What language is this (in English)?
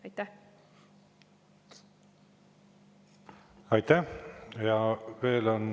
Estonian